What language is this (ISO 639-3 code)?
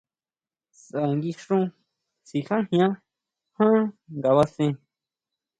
mau